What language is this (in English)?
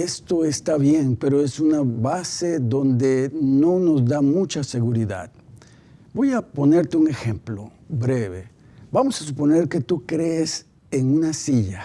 Spanish